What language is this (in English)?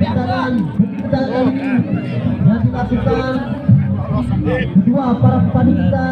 Indonesian